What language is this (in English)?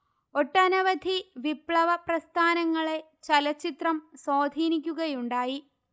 Malayalam